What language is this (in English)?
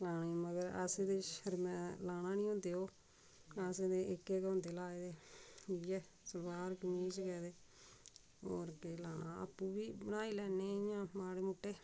Dogri